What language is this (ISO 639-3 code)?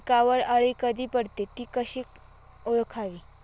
mar